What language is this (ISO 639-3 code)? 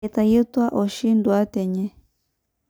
mas